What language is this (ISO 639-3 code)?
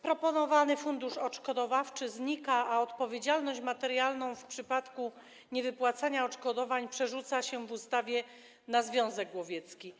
pol